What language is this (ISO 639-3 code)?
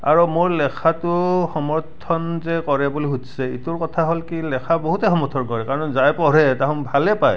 asm